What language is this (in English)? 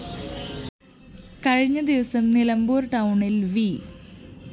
Malayalam